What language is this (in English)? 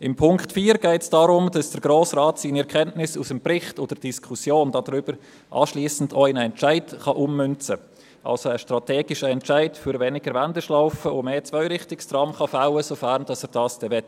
Swiss German